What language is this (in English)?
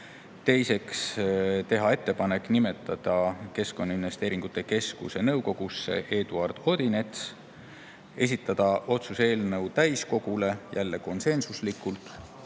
Estonian